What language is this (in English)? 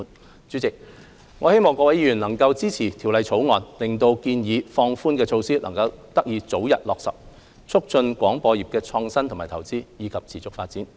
Cantonese